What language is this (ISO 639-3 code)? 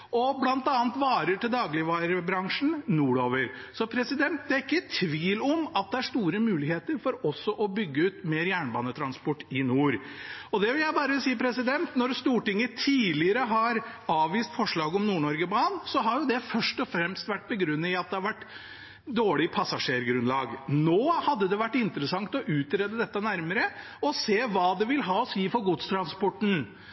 nob